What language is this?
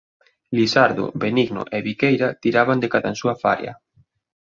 Galician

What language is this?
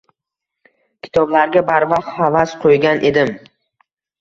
Uzbek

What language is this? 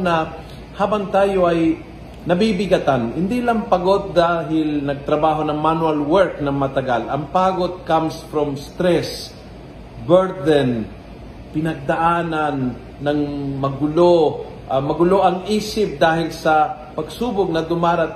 Filipino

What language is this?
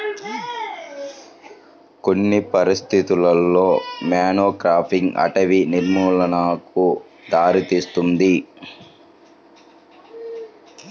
Telugu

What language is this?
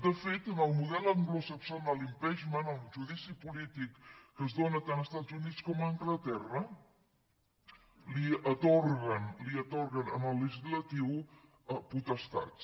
Catalan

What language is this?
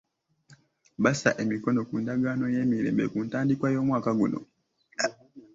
Ganda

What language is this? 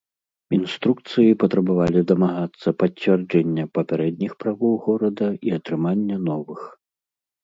Belarusian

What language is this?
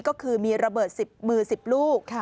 Thai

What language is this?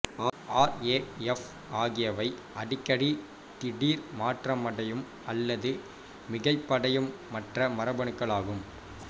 Tamil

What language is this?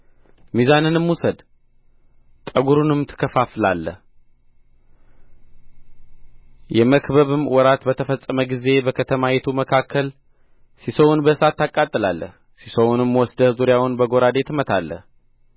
Amharic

